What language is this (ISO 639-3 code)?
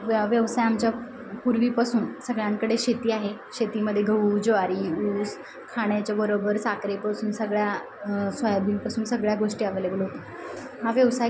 mar